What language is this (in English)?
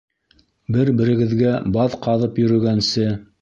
Bashkir